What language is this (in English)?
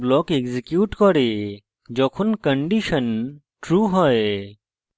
Bangla